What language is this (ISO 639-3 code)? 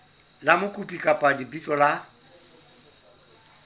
sot